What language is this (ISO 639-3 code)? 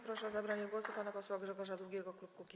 pol